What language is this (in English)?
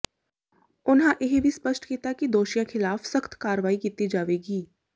Punjabi